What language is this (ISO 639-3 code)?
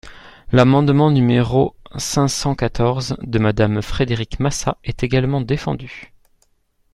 fra